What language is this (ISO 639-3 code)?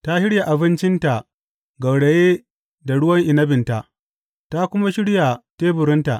hau